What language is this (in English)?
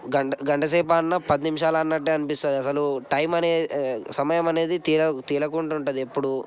Telugu